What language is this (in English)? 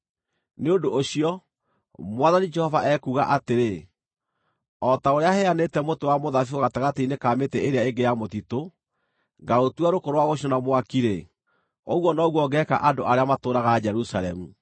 Kikuyu